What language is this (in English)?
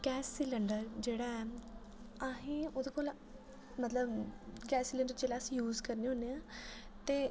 Dogri